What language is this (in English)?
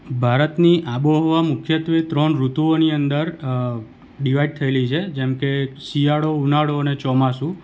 Gujarati